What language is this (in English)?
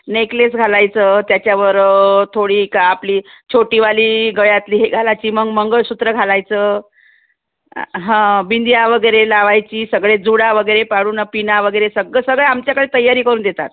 Marathi